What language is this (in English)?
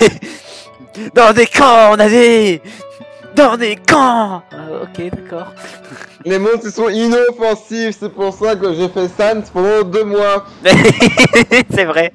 French